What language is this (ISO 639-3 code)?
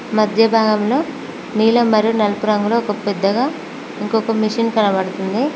tel